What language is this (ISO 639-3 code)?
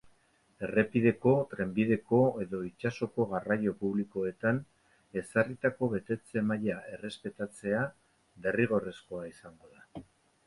eus